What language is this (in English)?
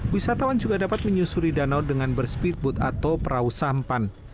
Indonesian